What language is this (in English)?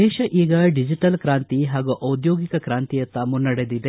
Kannada